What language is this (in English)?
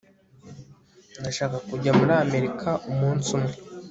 Kinyarwanda